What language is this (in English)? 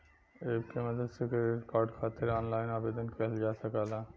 Bhojpuri